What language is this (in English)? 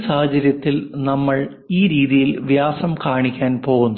Malayalam